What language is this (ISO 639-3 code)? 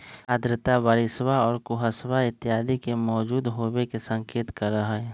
mag